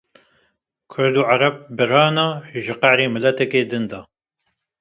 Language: Kurdish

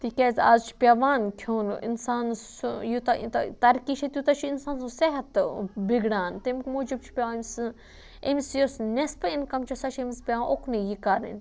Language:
Kashmiri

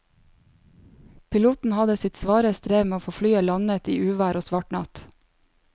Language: Norwegian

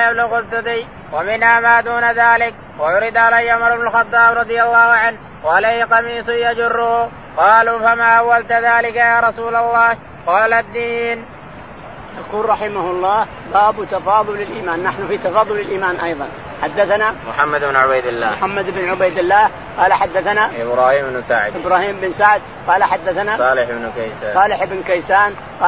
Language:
Arabic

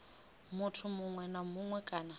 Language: Venda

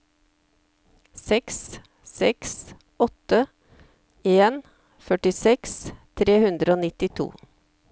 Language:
Norwegian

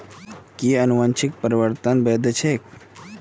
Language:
Magahi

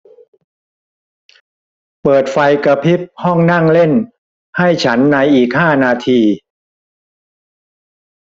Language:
Thai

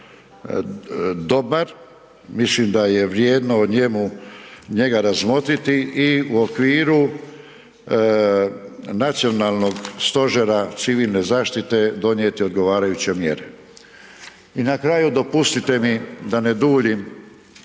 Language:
Croatian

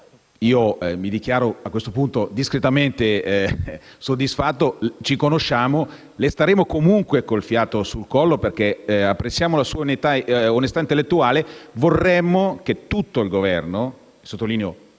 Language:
Italian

